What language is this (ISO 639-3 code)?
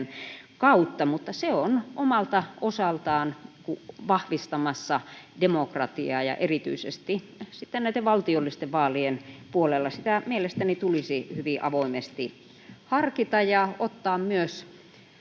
fin